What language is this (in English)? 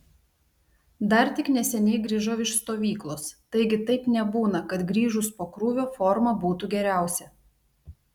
Lithuanian